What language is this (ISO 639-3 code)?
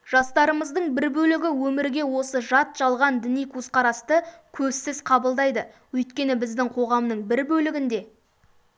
kaz